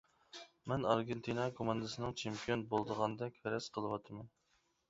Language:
Uyghur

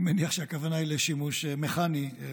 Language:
Hebrew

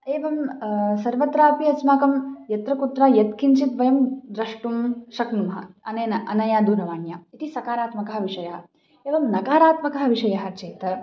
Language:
Sanskrit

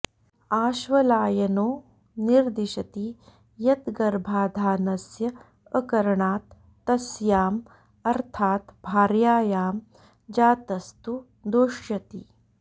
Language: Sanskrit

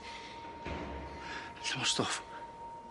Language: Welsh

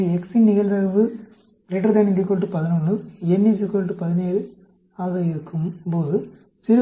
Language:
Tamil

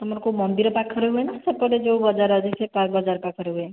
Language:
Odia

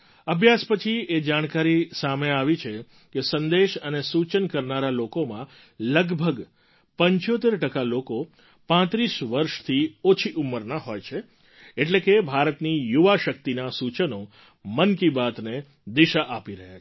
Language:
Gujarati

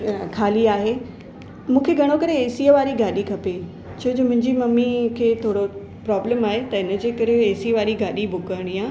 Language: Sindhi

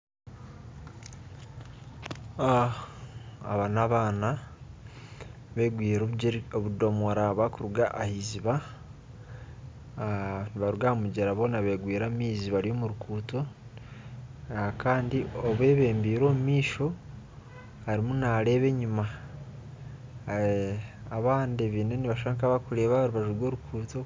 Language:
Nyankole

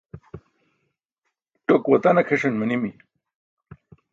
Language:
Burushaski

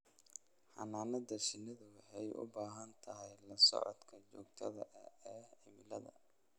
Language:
Somali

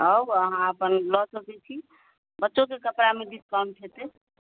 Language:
Maithili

